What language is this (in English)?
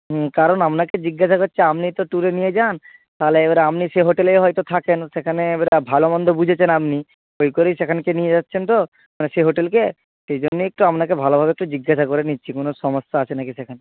Bangla